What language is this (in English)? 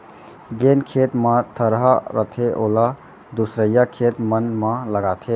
Chhattisgarhi